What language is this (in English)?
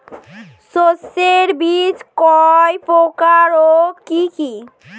Bangla